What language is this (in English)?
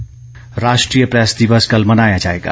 Hindi